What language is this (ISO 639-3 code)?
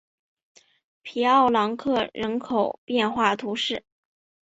zho